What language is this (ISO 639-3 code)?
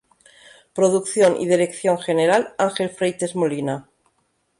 spa